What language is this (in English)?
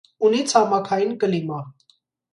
Armenian